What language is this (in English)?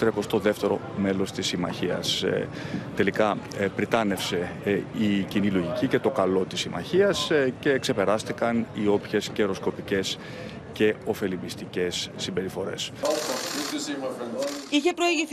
Greek